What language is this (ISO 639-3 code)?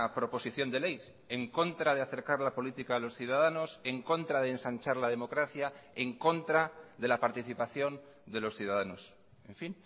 spa